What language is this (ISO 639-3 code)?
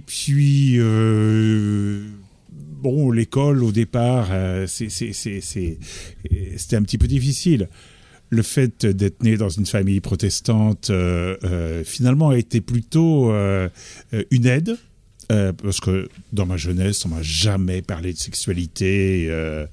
fra